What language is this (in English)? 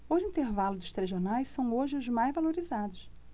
Portuguese